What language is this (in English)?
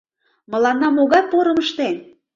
Mari